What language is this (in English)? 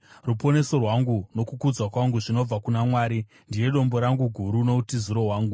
Shona